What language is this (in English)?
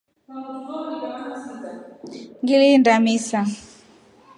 Rombo